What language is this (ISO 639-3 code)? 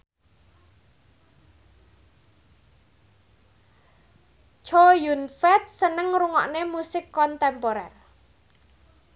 jav